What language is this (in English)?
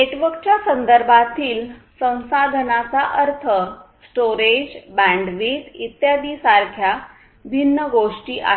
Marathi